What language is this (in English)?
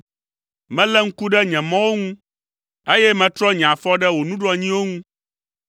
Ewe